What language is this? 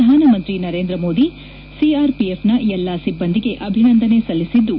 Kannada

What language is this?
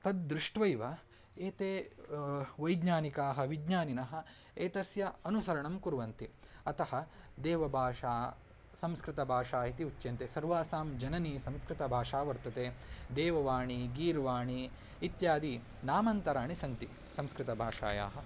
Sanskrit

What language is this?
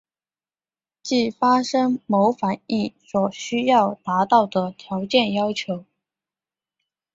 Chinese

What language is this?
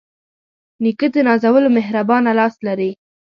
Pashto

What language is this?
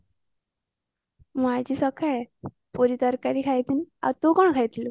Odia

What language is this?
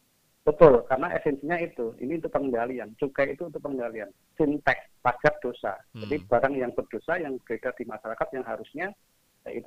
Indonesian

